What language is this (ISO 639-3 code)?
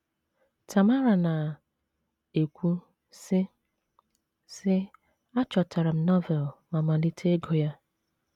ibo